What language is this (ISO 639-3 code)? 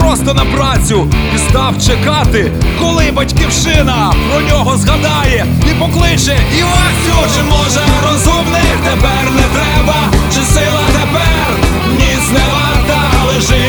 ukr